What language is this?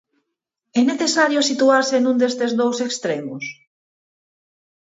Galician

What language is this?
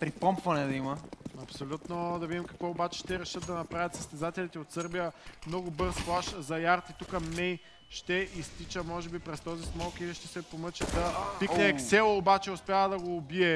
Bulgarian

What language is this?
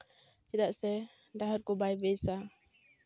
Santali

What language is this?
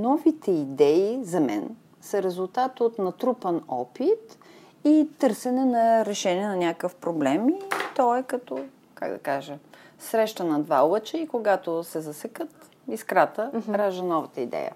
Bulgarian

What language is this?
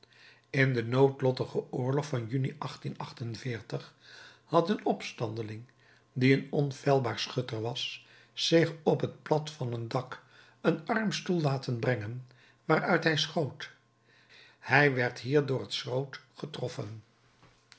Dutch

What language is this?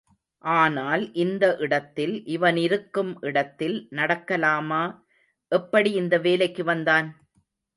Tamil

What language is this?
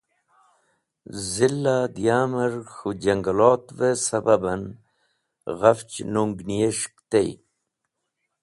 Wakhi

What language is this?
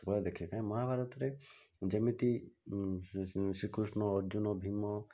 Odia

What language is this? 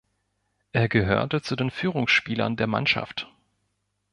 German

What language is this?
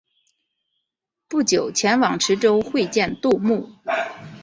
Chinese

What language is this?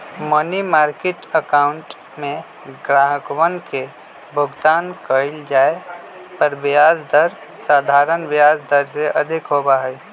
Magahi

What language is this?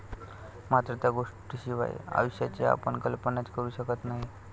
Marathi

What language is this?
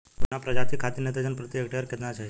Bhojpuri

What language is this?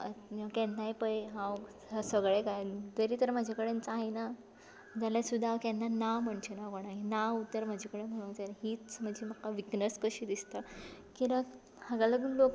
Konkani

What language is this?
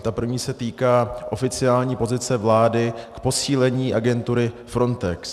Czech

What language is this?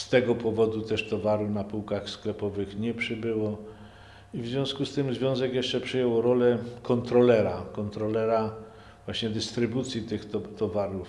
Polish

